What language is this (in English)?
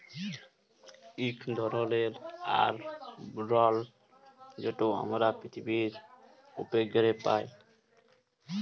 Bangla